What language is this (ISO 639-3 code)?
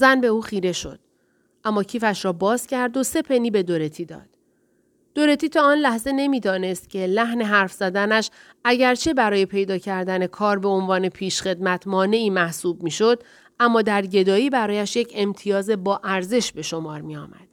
fas